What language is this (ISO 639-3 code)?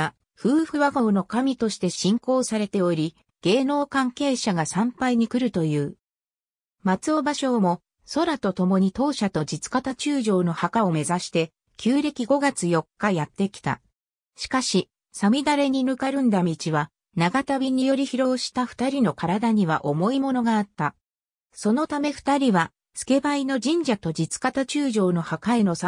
jpn